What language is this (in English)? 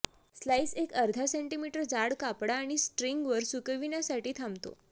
Marathi